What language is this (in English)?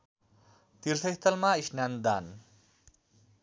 Nepali